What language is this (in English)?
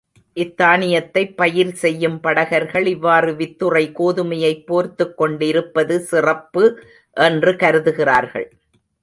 Tamil